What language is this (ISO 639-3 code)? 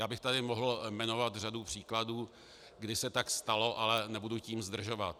ces